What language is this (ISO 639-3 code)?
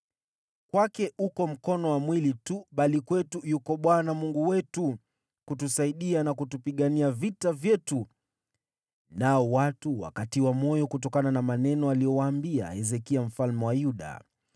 swa